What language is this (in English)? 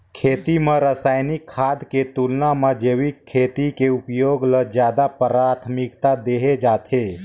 Chhattisgarhi